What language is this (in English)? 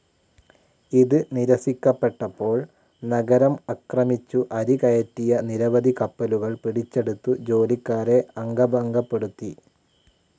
Malayalam